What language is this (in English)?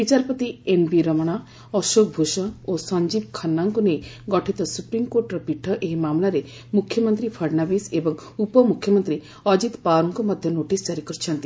Odia